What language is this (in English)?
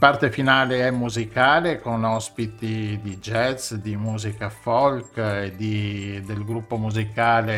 Italian